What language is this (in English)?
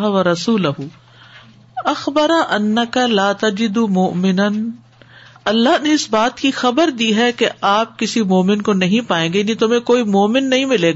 Urdu